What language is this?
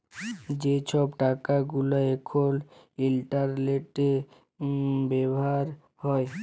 Bangla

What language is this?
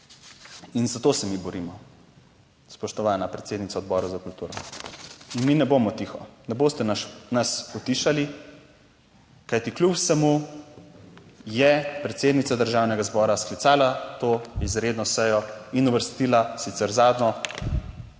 Slovenian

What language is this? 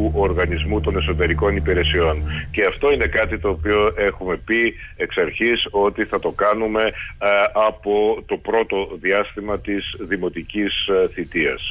Greek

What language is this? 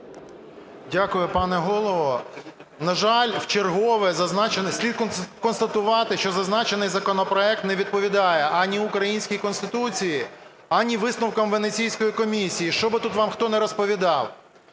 Ukrainian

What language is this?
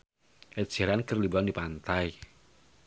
Sundanese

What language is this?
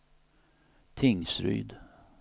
Swedish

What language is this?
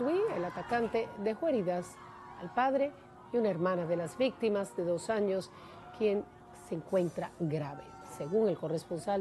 Spanish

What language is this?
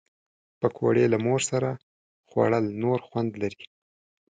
Pashto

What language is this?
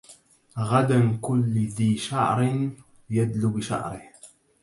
Arabic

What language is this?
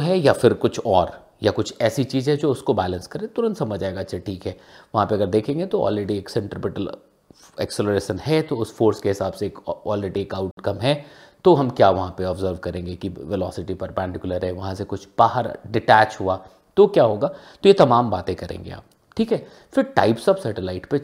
Hindi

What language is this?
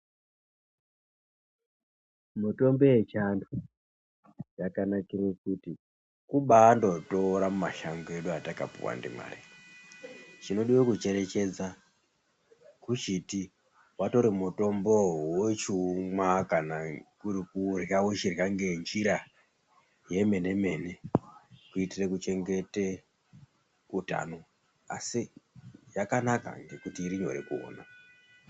Ndau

